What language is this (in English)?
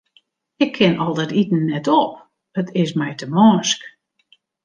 Western Frisian